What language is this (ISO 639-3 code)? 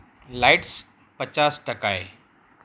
guj